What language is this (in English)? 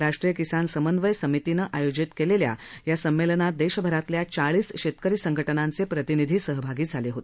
Marathi